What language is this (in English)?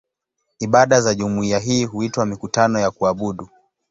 Swahili